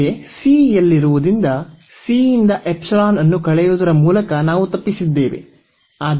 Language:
Kannada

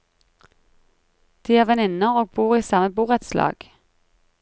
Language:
Norwegian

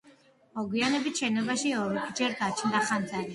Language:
Georgian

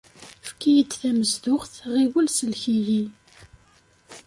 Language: Kabyle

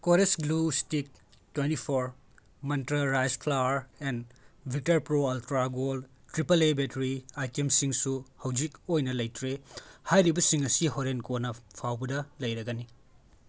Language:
Manipuri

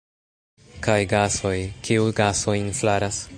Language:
Esperanto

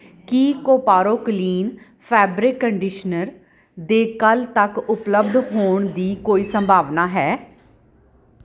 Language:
Punjabi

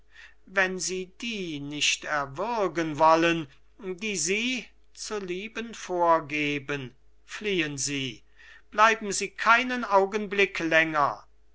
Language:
German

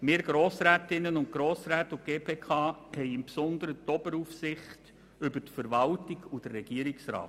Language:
Swiss German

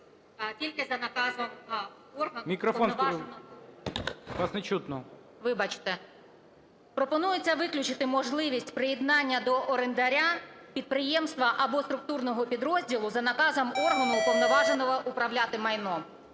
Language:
Ukrainian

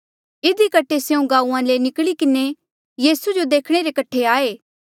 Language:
Mandeali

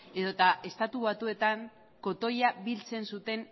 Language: Basque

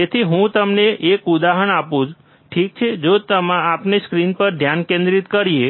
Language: Gujarati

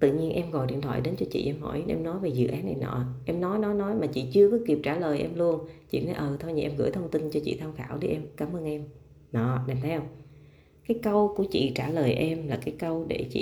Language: Vietnamese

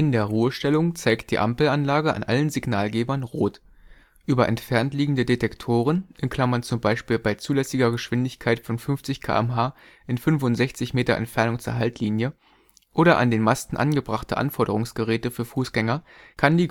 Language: German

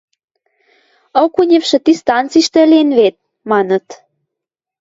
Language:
Western Mari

